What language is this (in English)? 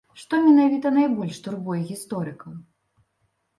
Belarusian